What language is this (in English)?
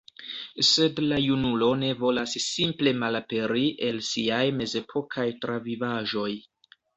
Esperanto